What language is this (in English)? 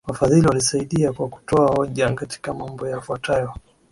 Swahili